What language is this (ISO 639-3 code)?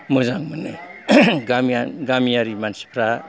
brx